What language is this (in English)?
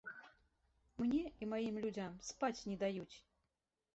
Belarusian